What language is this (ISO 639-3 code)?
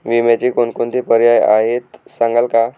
mar